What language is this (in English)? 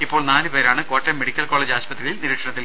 Malayalam